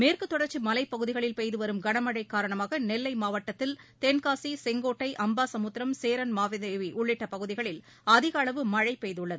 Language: Tamil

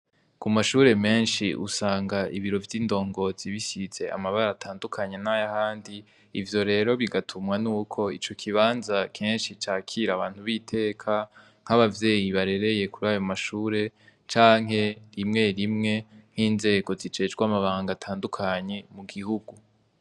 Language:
Rundi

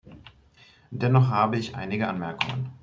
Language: German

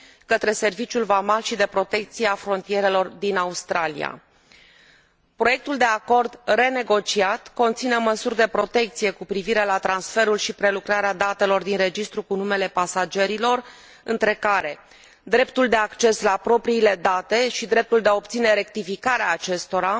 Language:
Romanian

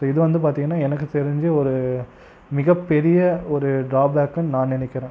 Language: Tamil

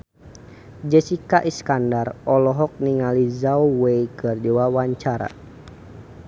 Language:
Sundanese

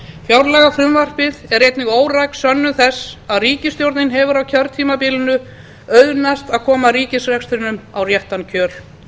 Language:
Icelandic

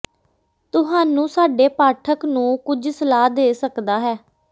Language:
Punjabi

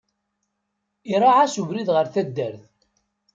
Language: Kabyle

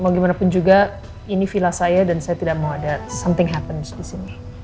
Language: Indonesian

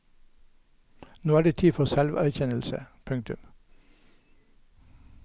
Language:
Norwegian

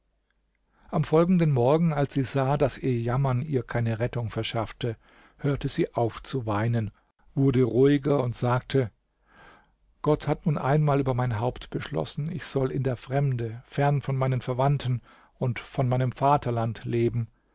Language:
German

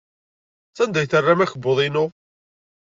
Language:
Kabyle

